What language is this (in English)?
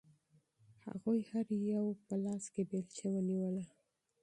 Pashto